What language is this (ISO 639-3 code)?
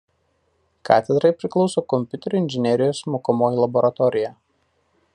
lit